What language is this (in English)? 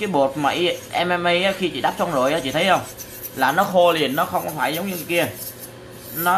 Vietnamese